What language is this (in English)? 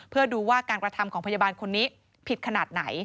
Thai